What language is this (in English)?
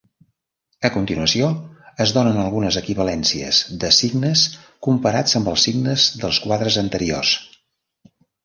Catalan